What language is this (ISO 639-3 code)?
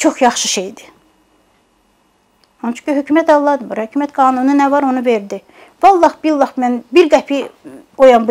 tur